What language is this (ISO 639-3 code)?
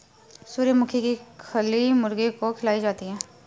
hin